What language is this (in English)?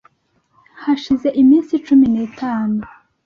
Kinyarwanda